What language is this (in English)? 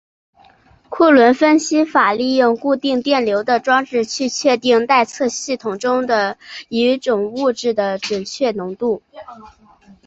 Chinese